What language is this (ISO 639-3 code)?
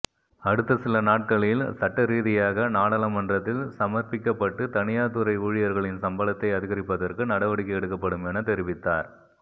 tam